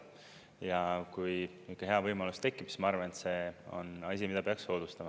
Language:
Estonian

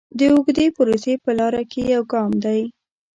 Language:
Pashto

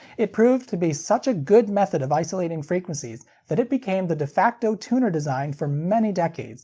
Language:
English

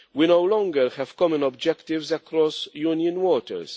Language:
English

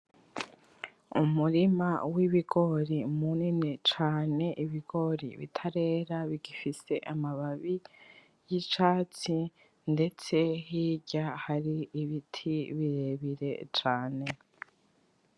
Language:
Rundi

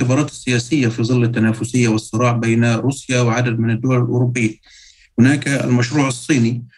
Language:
Arabic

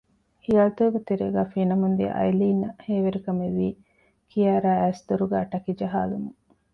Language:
Divehi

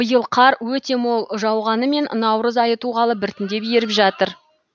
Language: Kazakh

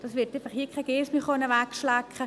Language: Swiss German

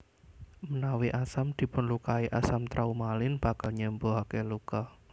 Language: Javanese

